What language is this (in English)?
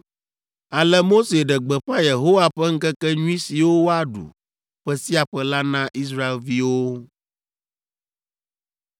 Ewe